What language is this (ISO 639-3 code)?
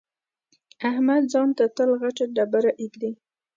pus